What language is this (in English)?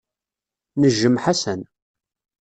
Kabyle